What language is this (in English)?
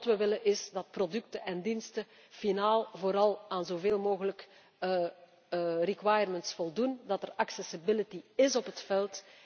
Dutch